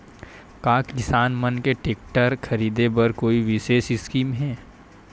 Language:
Chhattisgarhi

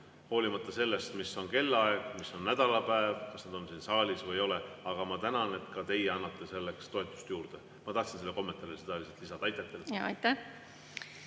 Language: Estonian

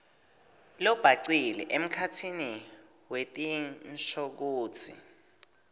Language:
Swati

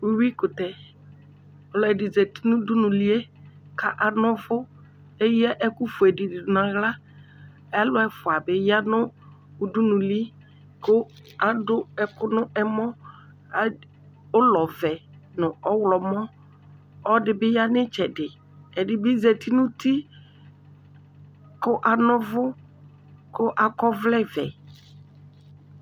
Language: Ikposo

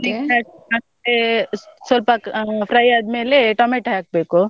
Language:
Kannada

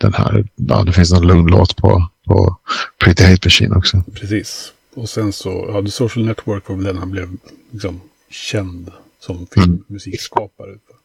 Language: Swedish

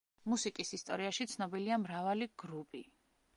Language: Georgian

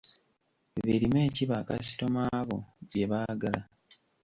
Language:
Ganda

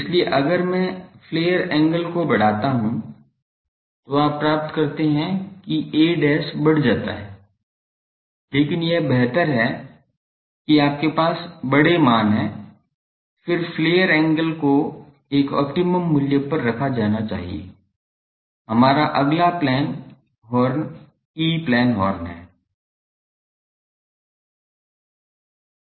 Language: Hindi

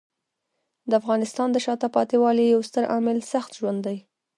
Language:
Pashto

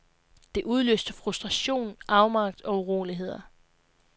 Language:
Danish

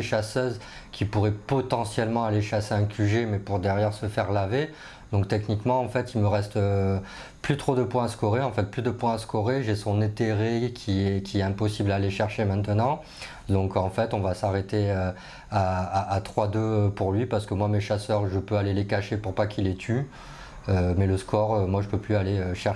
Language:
French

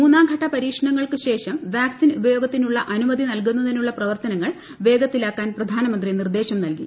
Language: Malayalam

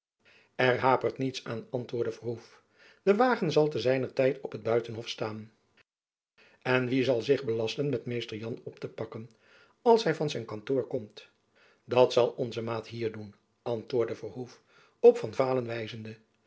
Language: Dutch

